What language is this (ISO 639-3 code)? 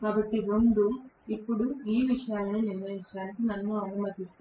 tel